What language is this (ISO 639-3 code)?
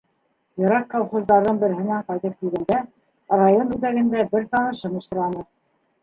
bak